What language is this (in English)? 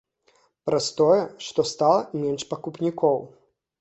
Belarusian